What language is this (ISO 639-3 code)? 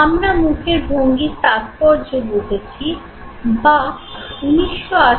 ben